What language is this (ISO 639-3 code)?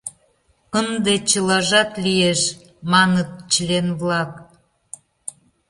chm